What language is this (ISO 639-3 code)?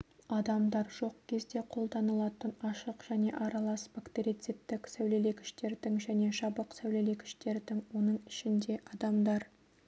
kaz